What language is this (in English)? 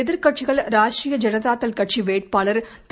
Tamil